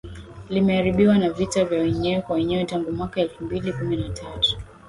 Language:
Swahili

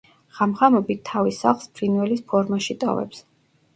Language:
Georgian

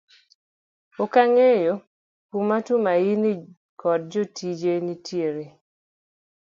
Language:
Luo (Kenya and Tanzania)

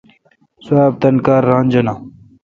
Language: Kalkoti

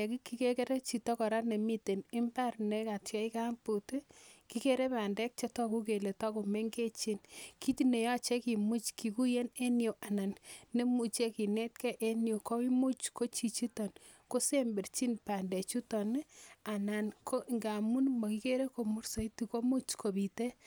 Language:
Kalenjin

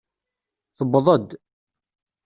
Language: Kabyle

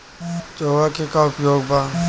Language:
Bhojpuri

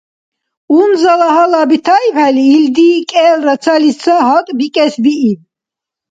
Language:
Dargwa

